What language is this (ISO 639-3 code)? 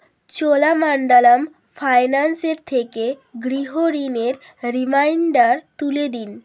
ben